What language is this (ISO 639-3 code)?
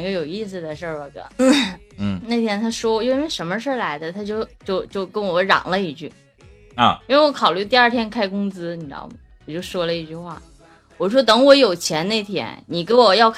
zho